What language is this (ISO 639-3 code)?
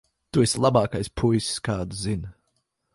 lav